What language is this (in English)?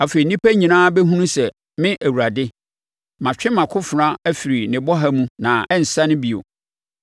Akan